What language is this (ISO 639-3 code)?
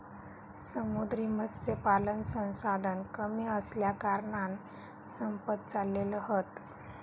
mar